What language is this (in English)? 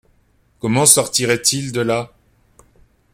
French